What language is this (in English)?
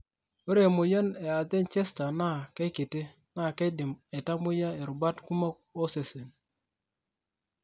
Masai